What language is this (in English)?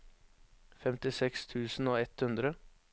Norwegian